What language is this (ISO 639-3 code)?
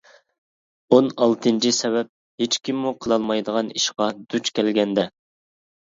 uig